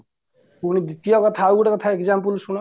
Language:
Odia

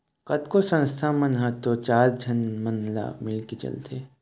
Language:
Chhattisgarhi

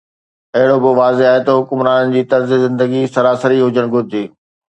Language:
Sindhi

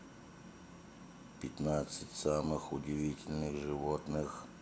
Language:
Russian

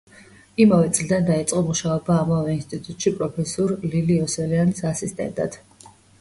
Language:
Georgian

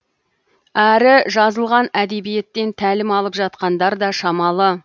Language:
Kazakh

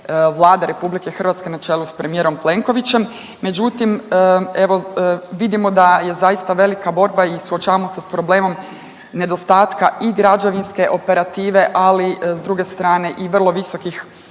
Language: Croatian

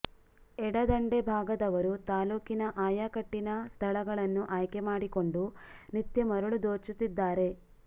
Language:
Kannada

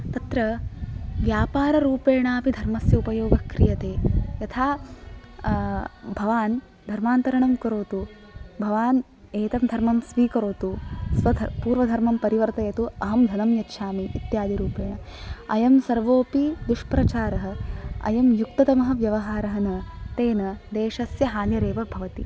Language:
Sanskrit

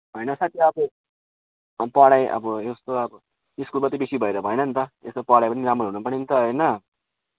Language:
Nepali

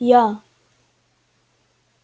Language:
Russian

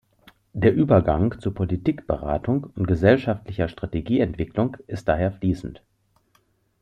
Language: German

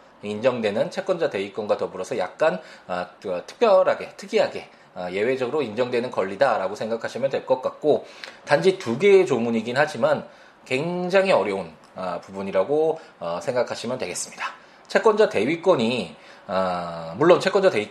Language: Korean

